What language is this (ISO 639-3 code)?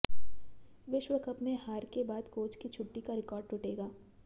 hin